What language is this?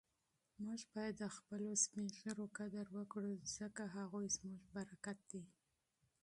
Pashto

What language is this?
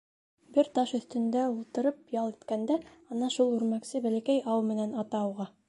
Bashkir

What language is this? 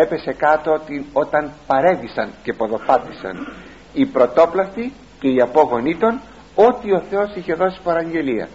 Greek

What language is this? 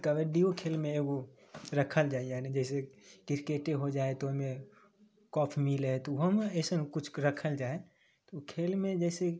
Maithili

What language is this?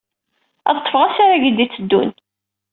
Kabyle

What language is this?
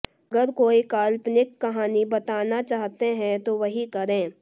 Hindi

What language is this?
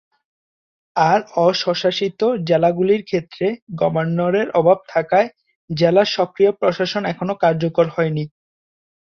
Bangla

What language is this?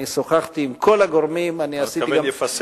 Hebrew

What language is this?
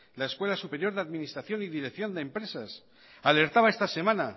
Spanish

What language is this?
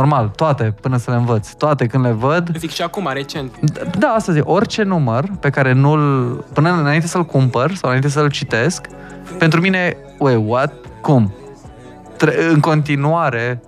Romanian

